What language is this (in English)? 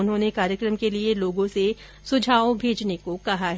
Hindi